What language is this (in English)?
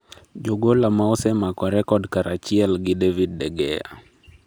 Luo (Kenya and Tanzania)